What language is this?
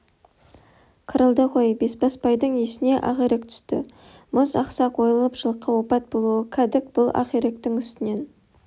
Kazakh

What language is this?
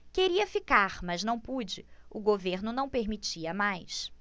Portuguese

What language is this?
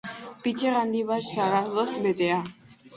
Basque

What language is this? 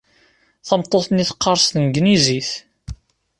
Kabyle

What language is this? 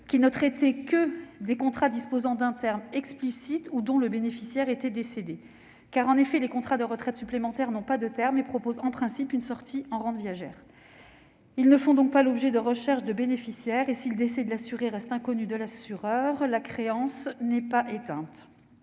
French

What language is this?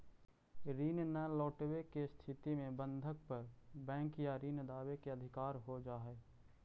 Magahi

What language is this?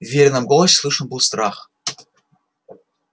Russian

